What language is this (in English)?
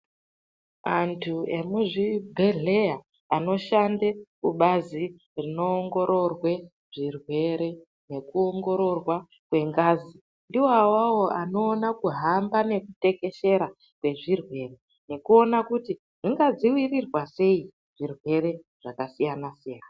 Ndau